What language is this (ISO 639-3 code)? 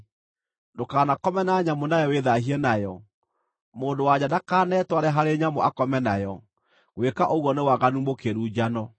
kik